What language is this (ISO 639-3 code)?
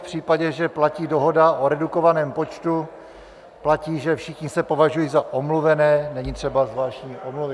ces